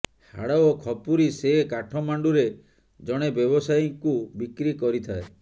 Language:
Odia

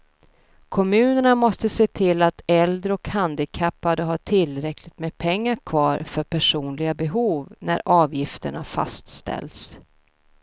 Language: Swedish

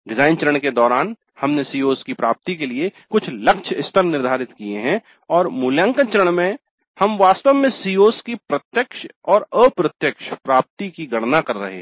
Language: Hindi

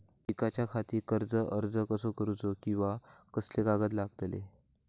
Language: Marathi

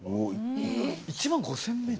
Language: Japanese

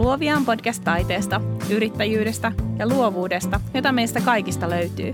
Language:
Finnish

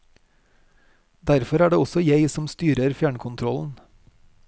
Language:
Norwegian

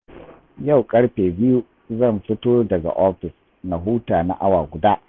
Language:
Hausa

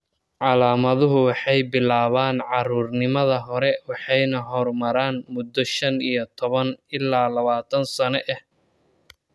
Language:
Somali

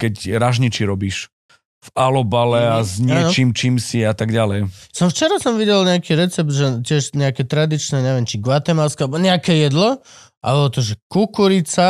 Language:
Slovak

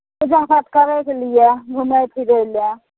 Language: Maithili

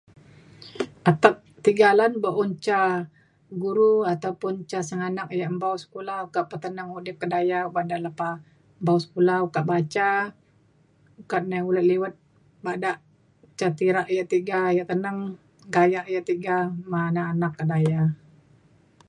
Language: Mainstream Kenyah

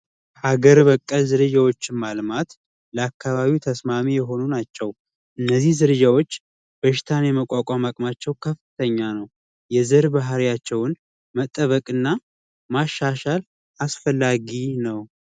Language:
Amharic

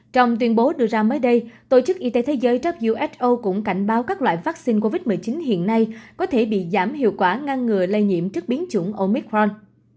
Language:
Vietnamese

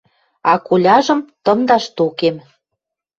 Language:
Western Mari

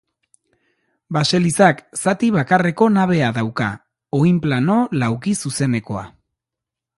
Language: Basque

